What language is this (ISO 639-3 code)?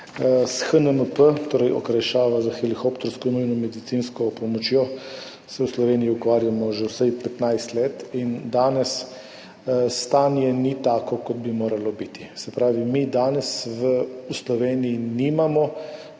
slv